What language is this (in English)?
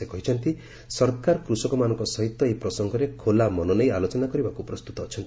Odia